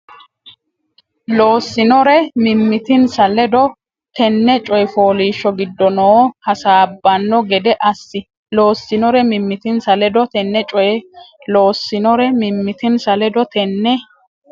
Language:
Sidamo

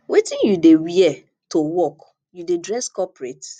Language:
Nigerian Pidgin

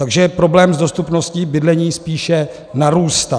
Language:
Czech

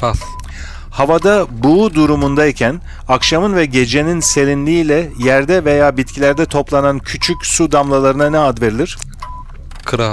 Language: Turkish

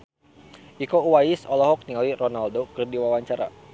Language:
Sundanese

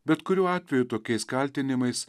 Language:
Lithuanian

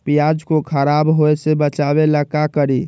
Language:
Magahi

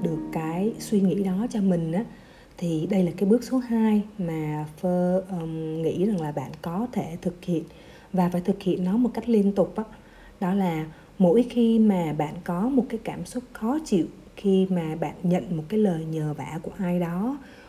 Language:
Vietnamese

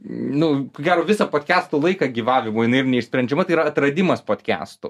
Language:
Lithuanian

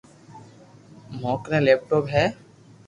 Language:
Loarki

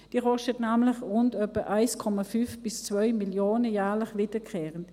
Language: Swiss German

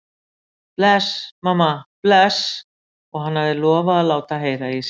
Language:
Icelandic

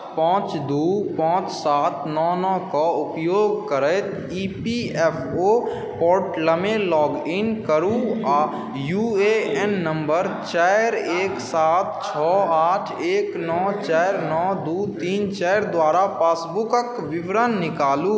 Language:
Maithili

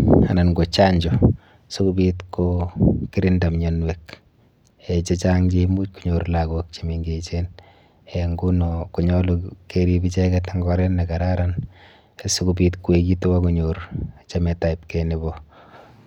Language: Kalenjin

